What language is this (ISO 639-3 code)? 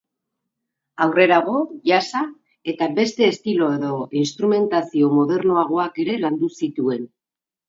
eus